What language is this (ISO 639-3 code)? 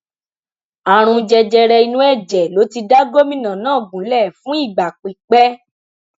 yor